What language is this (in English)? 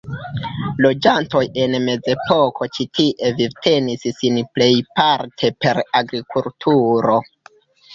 Esperanto